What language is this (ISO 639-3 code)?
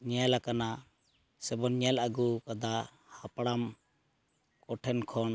sat